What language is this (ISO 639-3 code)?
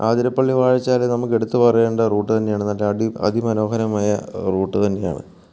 mal